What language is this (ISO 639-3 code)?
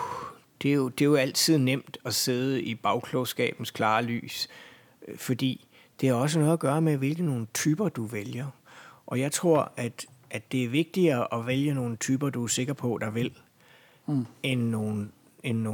dan